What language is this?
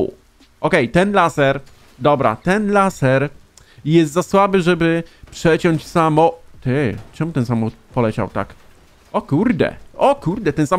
Polish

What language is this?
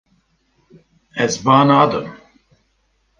Kurdish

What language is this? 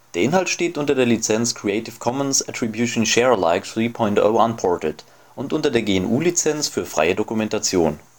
German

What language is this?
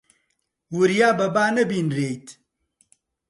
Central Kurdish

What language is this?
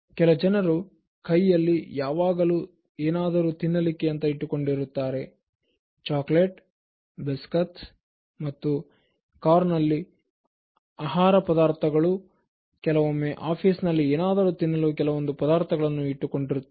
Kannada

